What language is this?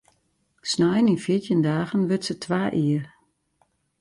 Western Frisian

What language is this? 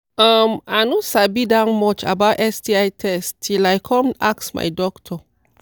Nigerian Pidgin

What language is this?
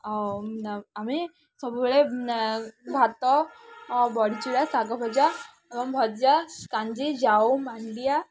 Odia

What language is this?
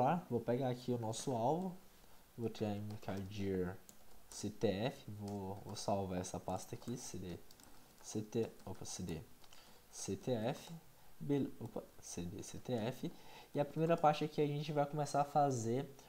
Portuguese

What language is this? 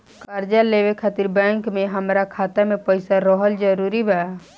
Bhojpuri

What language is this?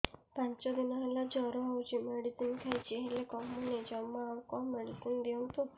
Odia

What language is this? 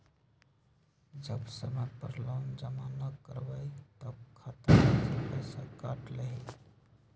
Magahi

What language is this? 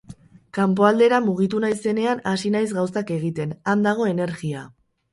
Basque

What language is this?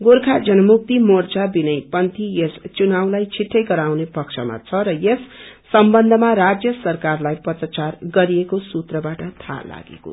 Nepali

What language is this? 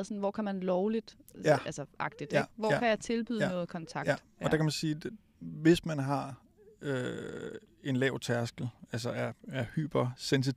Danish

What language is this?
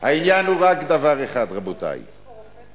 Hebrew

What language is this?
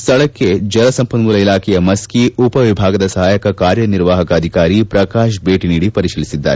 Kannada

